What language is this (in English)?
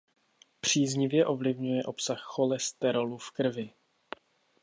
Czech